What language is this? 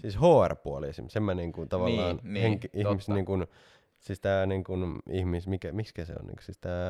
Finnish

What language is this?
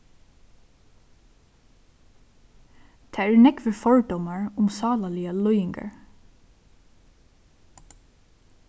Faroese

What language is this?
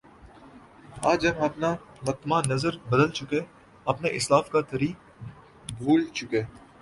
Urdu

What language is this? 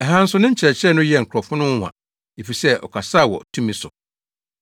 Akan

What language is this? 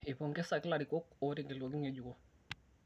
Masai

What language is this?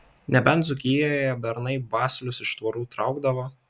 Lithuanian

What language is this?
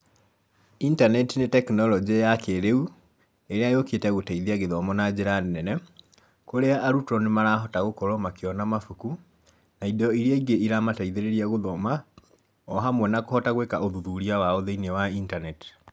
Kikuyu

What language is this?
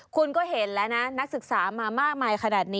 Thai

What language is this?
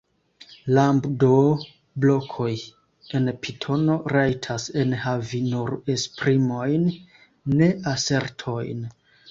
Esperanto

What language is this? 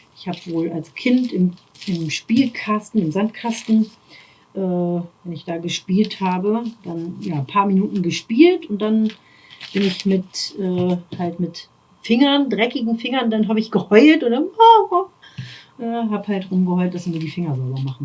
German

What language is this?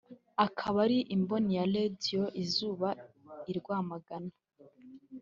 Kinyarwanda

